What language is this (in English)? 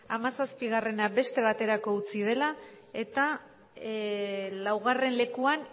Basque